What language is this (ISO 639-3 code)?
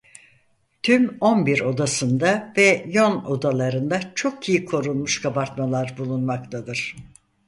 tur